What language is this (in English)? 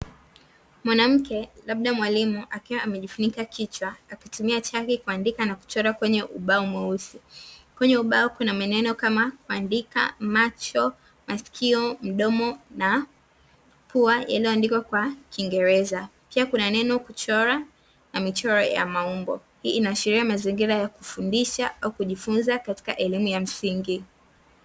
Swahili